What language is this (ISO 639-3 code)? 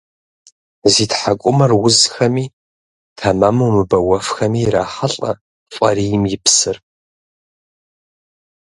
kbd